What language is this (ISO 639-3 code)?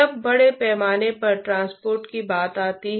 hin